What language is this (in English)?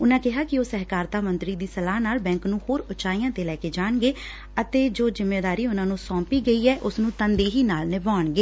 Punjabi